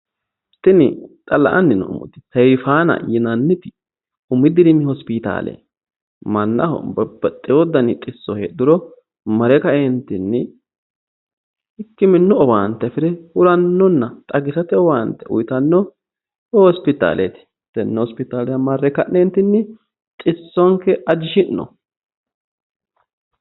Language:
Sidamo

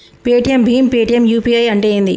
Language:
Telugu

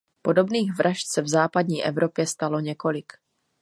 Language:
Czech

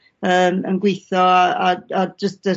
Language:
Welsh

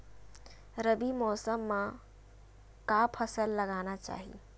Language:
Chhattisgarhi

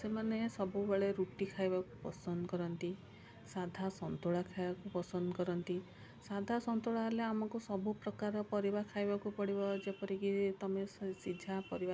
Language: Odia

